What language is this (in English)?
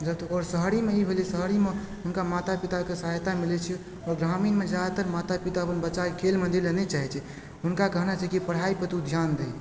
Maithili